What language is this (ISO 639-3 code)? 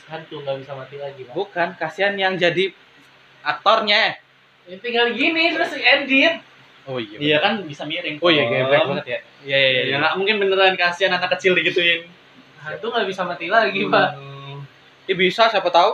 ind